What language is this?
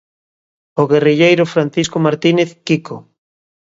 Galician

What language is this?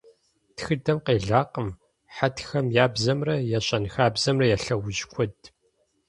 Kabardian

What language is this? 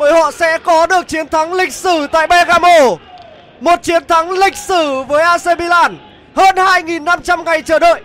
Vietnamese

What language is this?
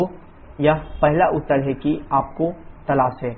Hindi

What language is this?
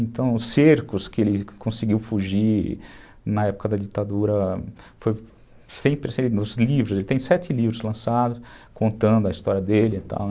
Portuguese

